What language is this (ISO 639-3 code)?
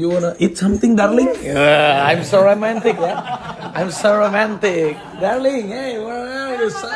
ind